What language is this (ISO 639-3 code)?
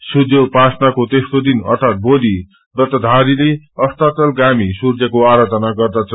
nep